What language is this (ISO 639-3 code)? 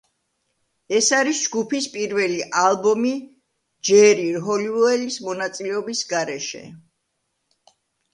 kat